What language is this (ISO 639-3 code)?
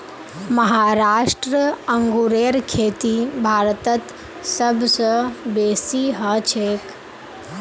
mag